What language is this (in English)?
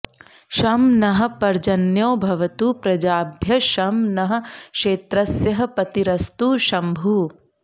Sanskrit